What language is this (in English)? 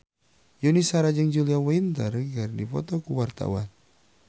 Sundanese